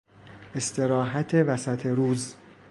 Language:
Persian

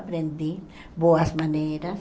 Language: Portuguese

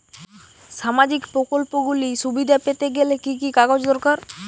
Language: Bangla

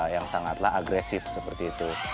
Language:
Indonesian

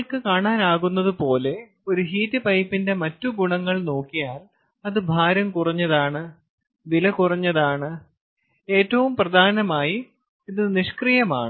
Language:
Malayalam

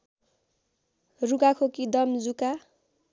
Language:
Nepali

